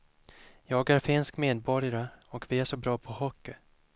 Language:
Swedish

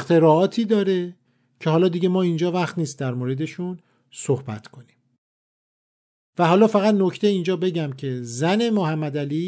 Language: Persian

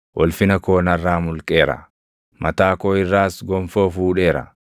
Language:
Oromo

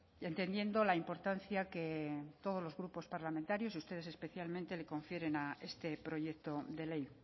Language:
Spanish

